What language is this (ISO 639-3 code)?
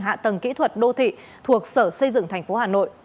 vie